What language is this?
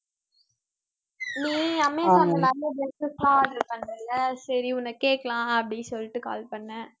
Tamil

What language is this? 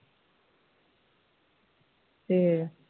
Punjabi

